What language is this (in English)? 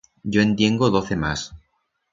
Aragonese